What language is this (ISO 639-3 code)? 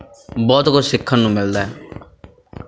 pan